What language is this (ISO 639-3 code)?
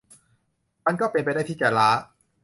tha